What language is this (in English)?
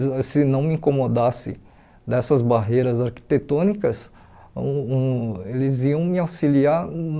Portuguese